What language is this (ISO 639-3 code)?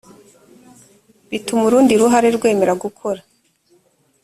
kin